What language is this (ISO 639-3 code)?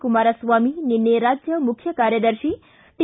kan